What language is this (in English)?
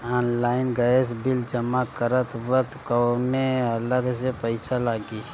Bhojpuri